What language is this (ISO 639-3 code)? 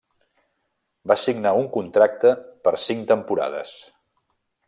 cat